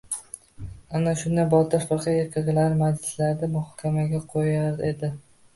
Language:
Uzbek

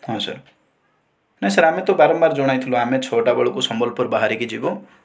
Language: Odia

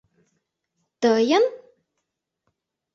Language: Mari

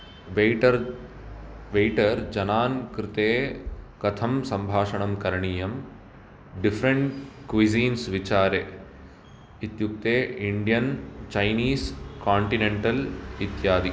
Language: Sanskrit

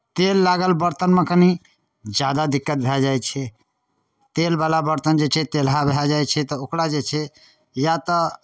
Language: Maithili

